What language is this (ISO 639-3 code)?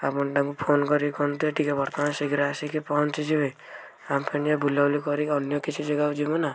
ori